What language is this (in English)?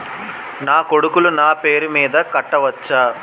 Telugu